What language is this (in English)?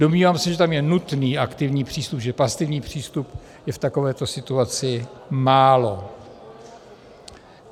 Czech